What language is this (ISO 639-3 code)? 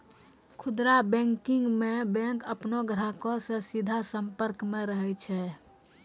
mai